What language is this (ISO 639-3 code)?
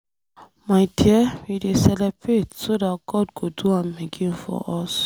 pcm